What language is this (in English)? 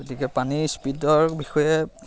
Assamese